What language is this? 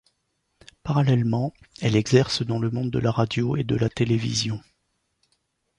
French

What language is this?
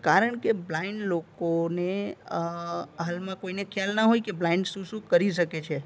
Gujarati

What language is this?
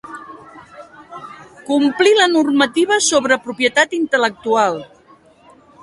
Catalan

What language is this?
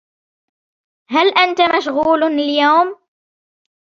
Arabic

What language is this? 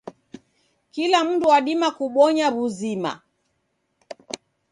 Taita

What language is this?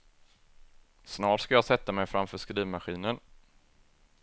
Swedish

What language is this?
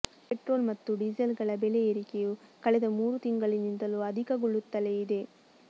Kannada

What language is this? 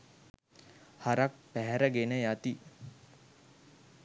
Sinhala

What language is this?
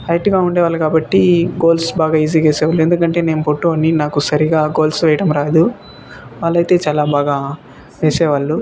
Telugu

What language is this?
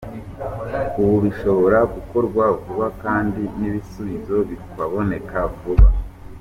Kinyarwanda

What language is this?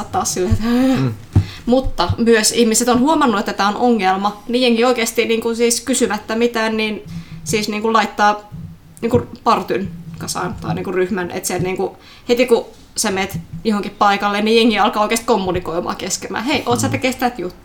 Finnish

